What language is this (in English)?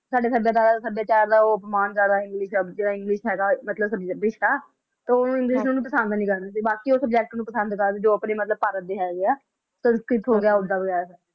Punjabi